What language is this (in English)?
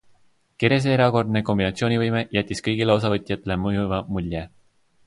Estonian